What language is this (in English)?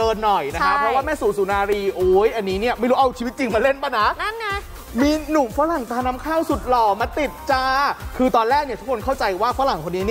Thai